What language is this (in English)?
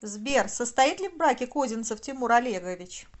Russian